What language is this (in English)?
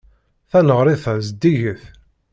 Kabyle